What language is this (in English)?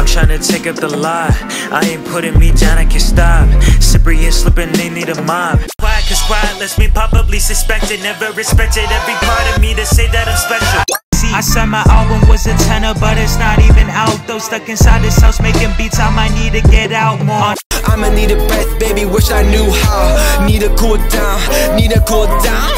English